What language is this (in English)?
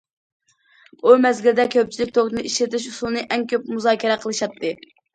Uyghur